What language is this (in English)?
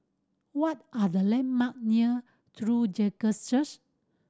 English